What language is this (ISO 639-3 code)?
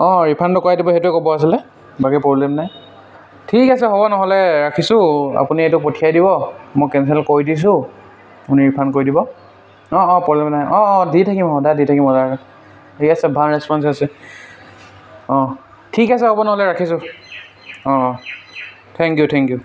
asm